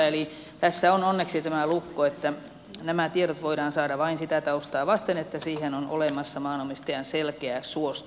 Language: Finnish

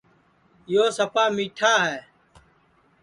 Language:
Sansi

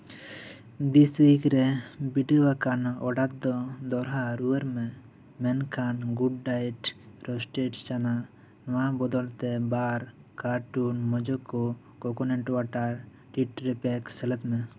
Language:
Santali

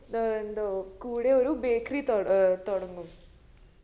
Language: Malayalam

